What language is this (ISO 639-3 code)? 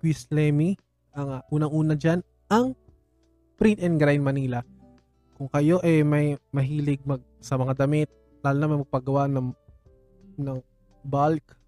fil